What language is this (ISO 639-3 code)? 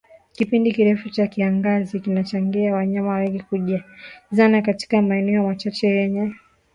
swa